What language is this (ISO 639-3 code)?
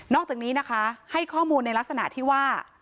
tha